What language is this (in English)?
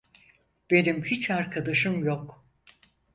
Turkish